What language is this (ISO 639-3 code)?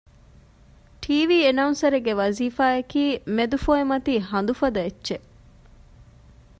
div